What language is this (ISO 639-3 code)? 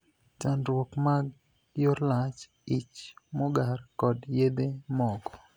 luo